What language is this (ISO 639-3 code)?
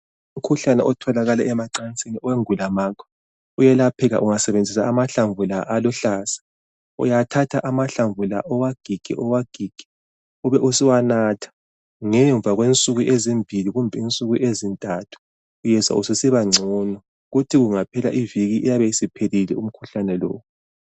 nde